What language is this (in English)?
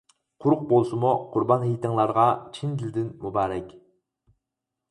Uyghur